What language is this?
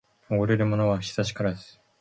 Japanese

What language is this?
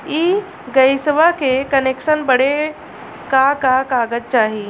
Bhojpuri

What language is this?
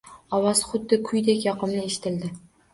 Uzbek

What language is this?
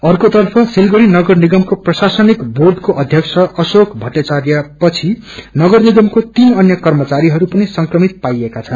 Nepali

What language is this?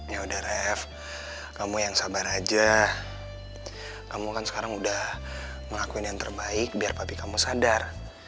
Indonesian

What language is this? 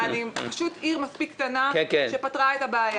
Hebrew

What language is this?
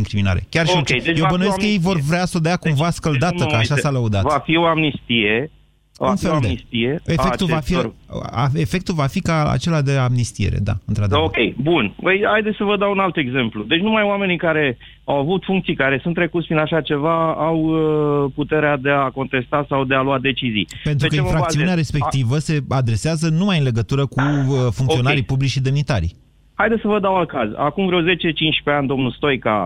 Romanian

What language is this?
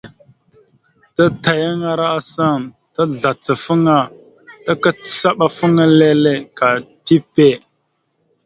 Mada (Cameroon)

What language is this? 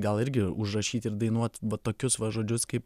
Lithuanian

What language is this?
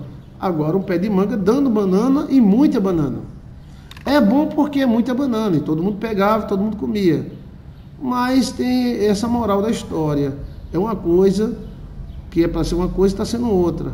Portuguese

